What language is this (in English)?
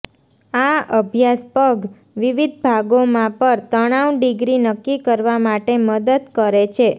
Gujarati